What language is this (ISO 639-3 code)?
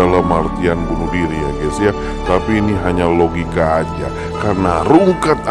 ind